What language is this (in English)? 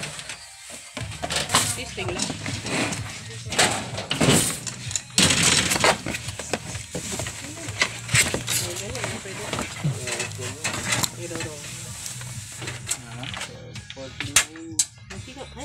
Filipino